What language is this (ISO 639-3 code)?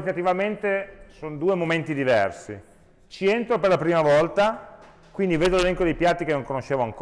ita